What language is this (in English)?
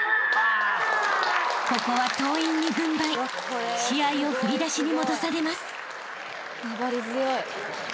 Japanese